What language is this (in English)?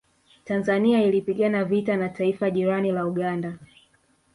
Swahili